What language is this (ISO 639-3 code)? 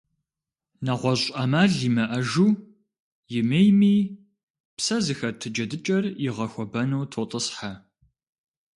kbd